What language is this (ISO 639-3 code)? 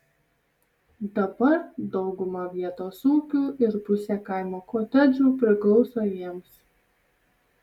lit